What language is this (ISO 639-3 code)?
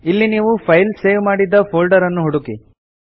kan